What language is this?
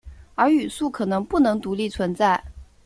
Chinese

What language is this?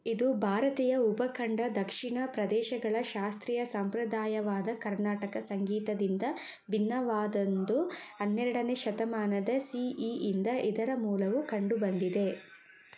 Kannada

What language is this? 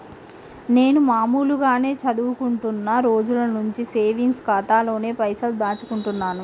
Telugu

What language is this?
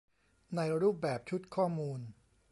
Thai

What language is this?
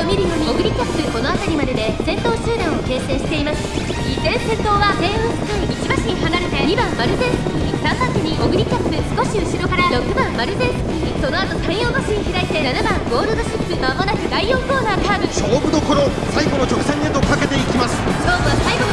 Japanese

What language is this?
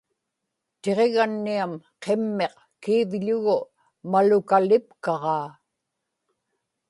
Inupiaq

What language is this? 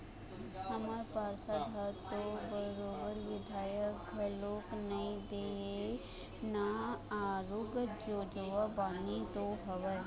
Chhattisgarhi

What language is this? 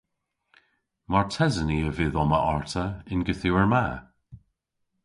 Cornish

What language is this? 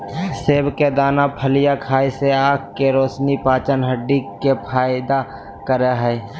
Magahi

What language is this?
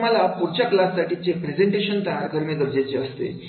Marathi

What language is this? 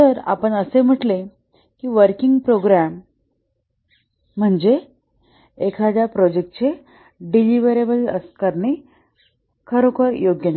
Marathi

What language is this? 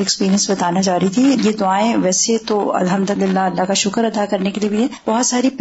Urdu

